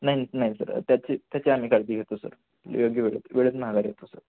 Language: Marathi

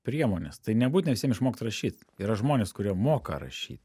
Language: Lithuanian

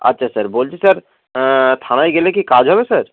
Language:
Bangla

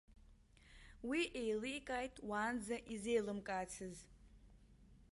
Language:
Abkhazian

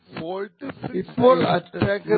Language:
Malayalam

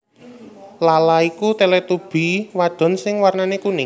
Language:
Javanese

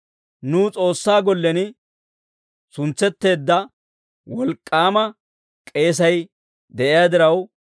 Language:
Dawro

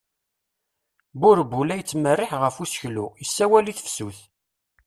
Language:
Kabyle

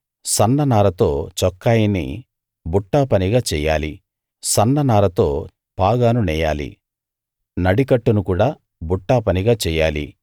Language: Telugu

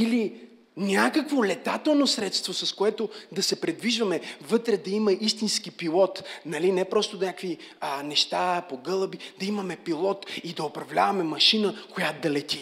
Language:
Bulgarian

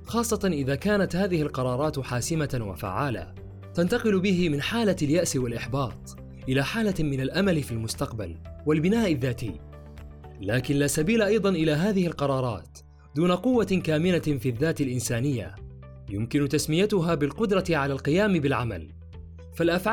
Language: Arabic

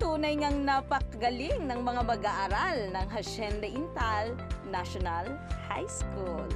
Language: Filipino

